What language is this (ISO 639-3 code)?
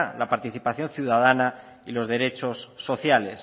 spa